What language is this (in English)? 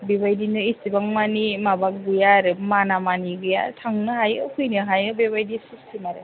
Bodo